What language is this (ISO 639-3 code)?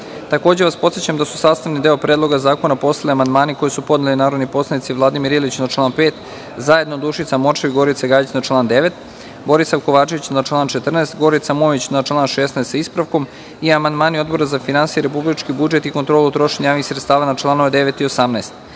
srp